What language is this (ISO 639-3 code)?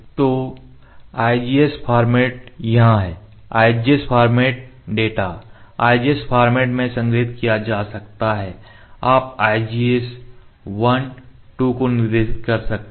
hin